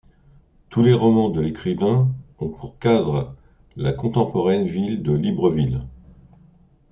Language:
French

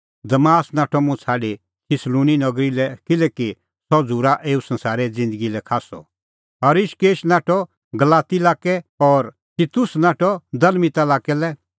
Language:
Kullu Pahari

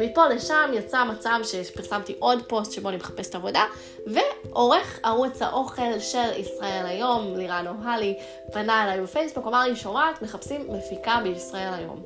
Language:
Hebrew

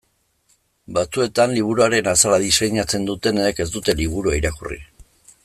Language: Basque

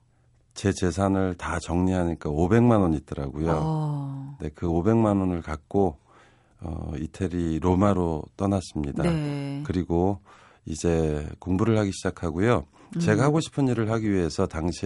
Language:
Korean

